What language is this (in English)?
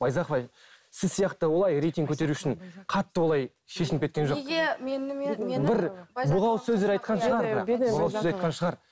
Kazakh